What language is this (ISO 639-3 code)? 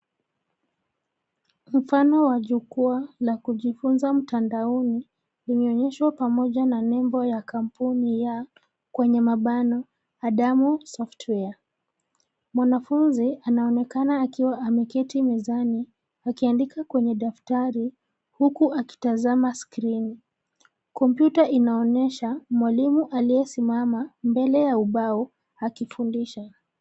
swa